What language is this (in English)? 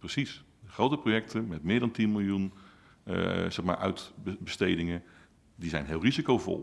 Dutch